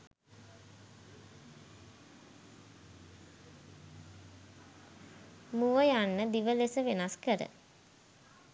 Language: Sinhala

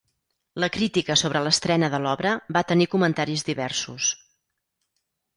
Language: Catalan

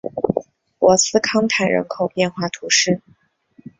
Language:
Chinese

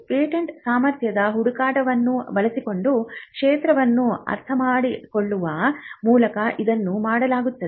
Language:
Kannada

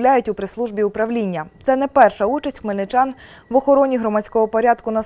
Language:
Ukrainian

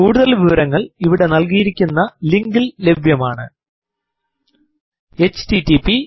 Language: Malayalam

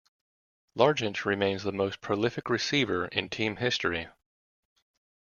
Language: English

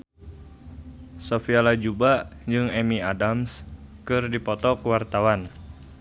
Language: Sundanese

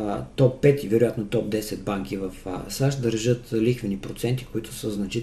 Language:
Bulgarian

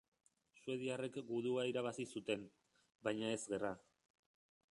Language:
Basque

